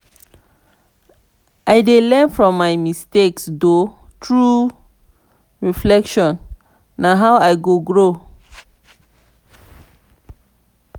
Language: Nigerian Pidgin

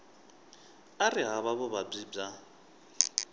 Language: Tsonga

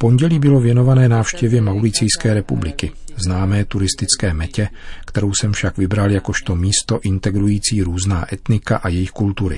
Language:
Czech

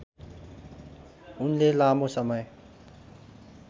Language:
Nepali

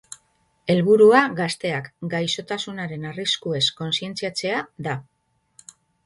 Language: Basque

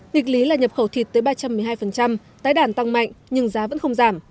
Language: Vietnamese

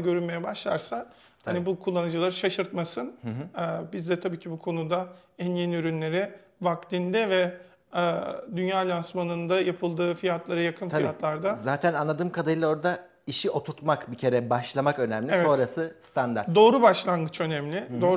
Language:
Turkish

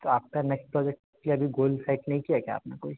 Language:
Hindi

